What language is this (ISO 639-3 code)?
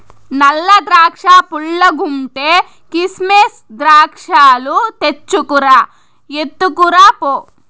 tel